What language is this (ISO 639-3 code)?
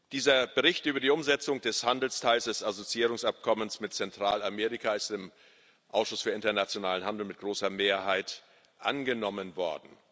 deu